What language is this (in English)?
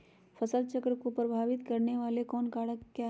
Magahi